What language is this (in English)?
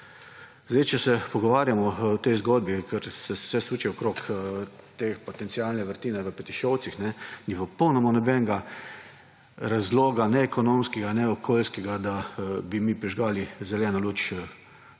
Slovenian